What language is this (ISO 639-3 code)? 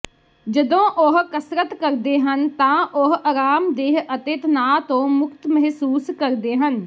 pan